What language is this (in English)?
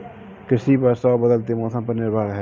Hindi